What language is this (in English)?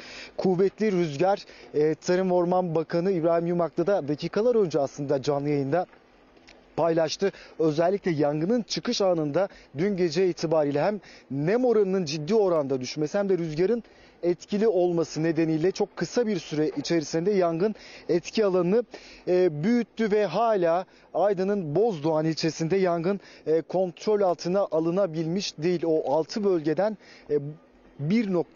Turkish